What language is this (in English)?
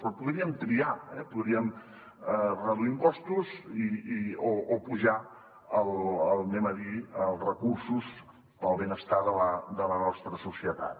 Catalan